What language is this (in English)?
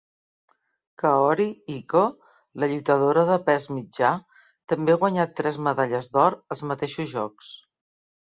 Catalan